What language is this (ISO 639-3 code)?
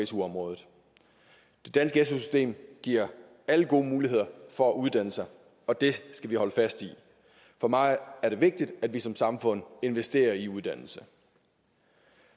dan